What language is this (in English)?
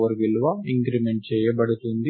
Telugu